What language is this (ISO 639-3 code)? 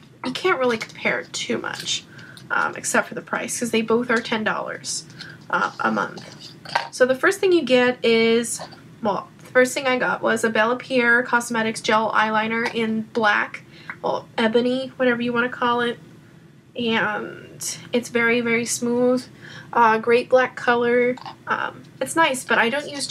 eng